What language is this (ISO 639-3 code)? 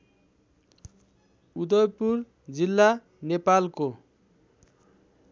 nep